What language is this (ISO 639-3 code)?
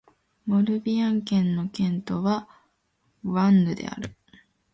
jpn